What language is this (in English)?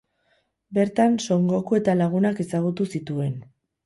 Basque